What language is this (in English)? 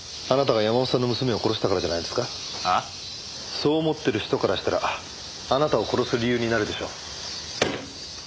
Japanese